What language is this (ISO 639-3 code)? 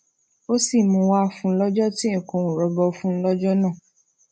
yor